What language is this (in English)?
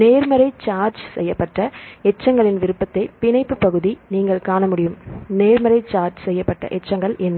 Tamil